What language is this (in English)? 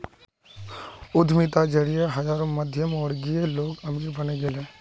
Magahi